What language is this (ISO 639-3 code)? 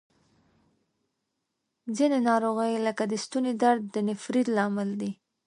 pus